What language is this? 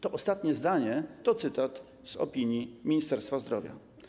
Polish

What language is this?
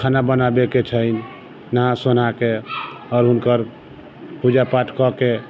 Maithili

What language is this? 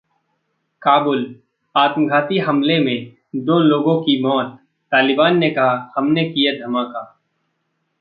Hindi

